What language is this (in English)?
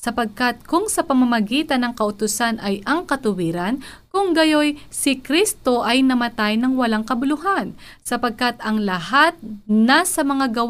Filipino